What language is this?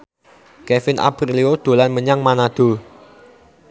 Javanese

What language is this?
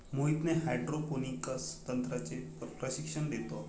Marathi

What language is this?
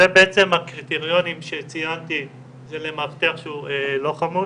Hebrew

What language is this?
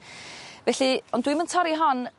Welsh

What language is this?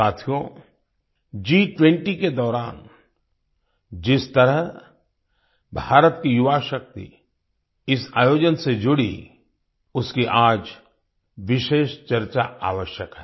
Hindi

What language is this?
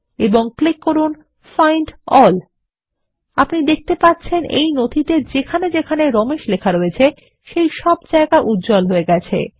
Bangla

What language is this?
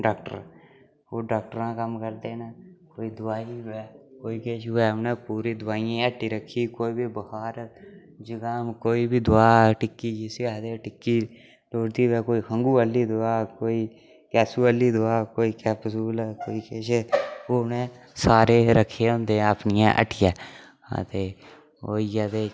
Dogri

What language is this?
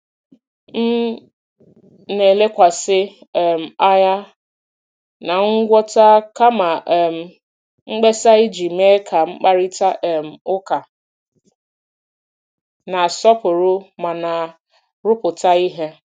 Igbo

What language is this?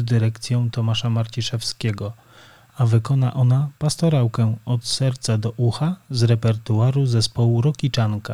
Polish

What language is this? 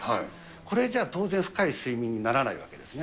Japanese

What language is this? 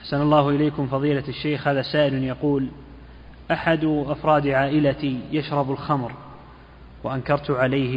Arabic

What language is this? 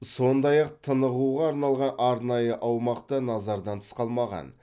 Kazakh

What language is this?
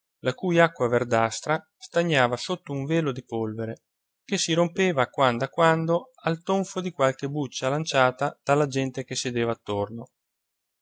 Italian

